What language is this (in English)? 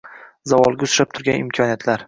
Uzbek